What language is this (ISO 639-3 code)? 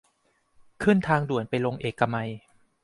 tha